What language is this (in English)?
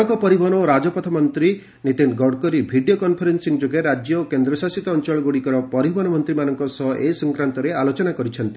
Odia